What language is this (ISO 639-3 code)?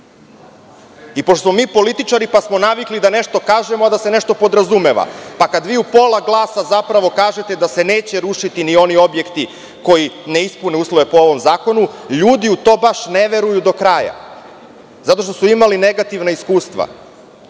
srp